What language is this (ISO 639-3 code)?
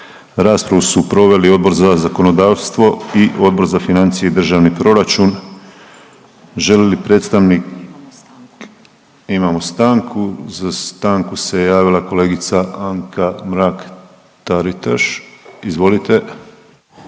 hrv